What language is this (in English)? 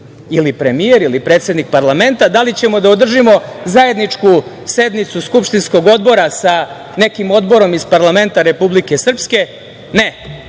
Serbian